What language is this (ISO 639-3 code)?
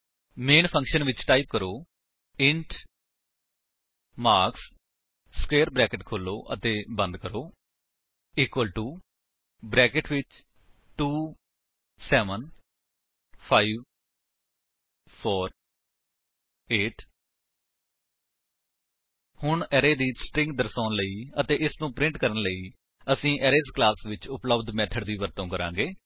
pan